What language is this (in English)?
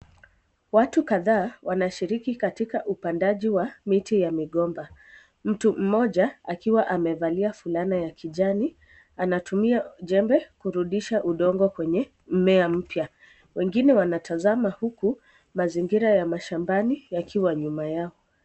Swahili